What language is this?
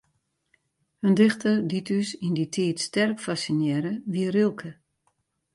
Western Frisian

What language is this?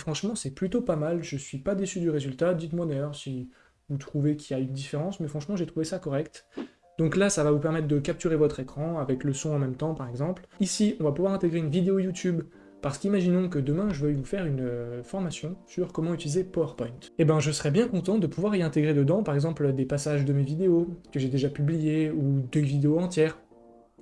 French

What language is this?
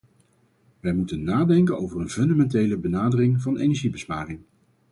Dutch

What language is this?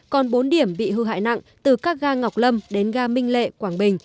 Vietnamese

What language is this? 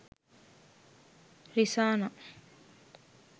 Sinhala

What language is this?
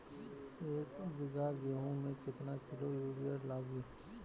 Bhojpuri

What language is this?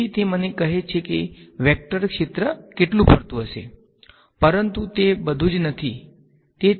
Gujarati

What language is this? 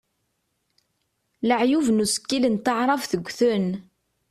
Kabyle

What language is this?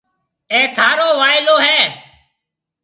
Marwari (Pakistan)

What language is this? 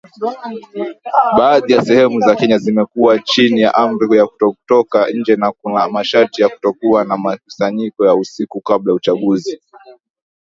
Swahili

